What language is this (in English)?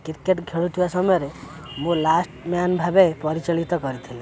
Odia